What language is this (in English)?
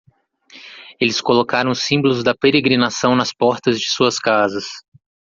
Portuguese